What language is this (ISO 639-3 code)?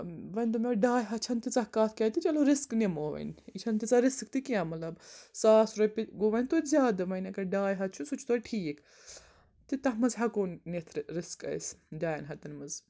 kas